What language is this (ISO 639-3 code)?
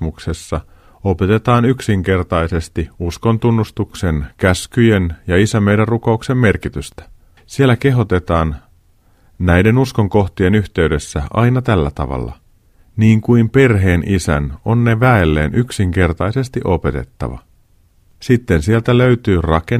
fin